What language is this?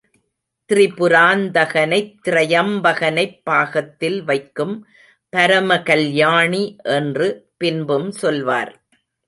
Tamil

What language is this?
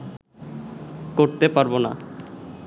Bangla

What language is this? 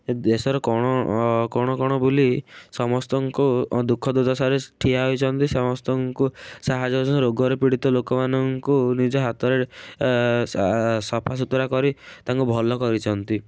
Odia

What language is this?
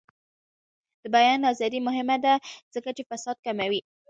Pashto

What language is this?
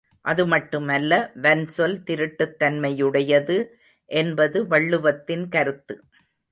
Tamil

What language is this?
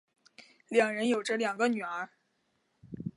Chinese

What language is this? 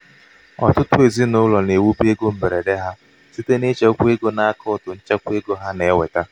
Igbo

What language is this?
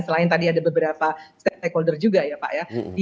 Indonesian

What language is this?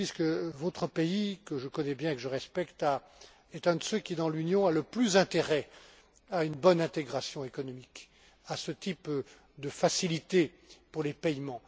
French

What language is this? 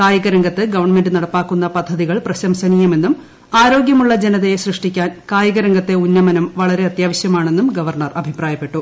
Malayalam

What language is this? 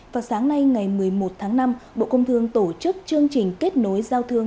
Vietnamese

